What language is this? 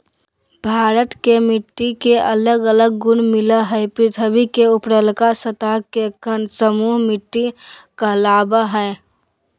Magahi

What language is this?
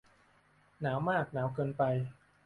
Thai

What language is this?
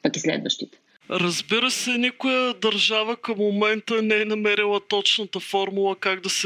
Bulgarian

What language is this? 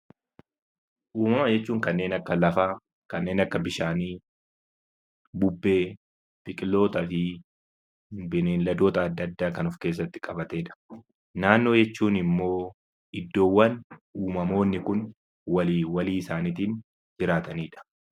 Oromo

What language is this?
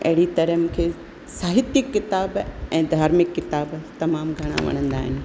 Sindhi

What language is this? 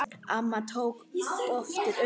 Icelandic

